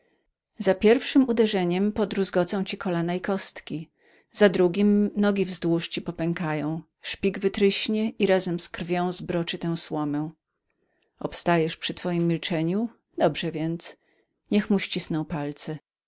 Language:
Polish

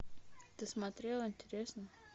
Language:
Russian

